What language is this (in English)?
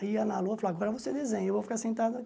Portuguese